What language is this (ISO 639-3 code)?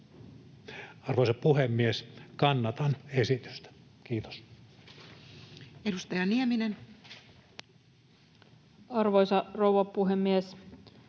fin